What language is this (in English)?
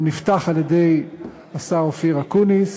Hebrew